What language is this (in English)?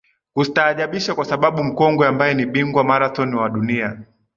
Swahili